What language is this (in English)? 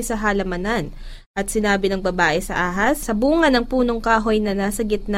Filipino